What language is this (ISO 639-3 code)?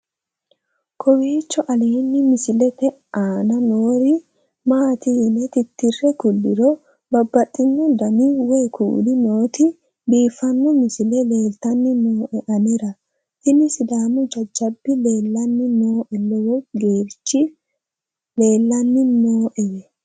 sid